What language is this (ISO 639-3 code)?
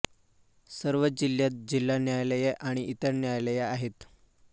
mar